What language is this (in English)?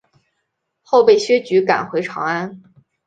Chinese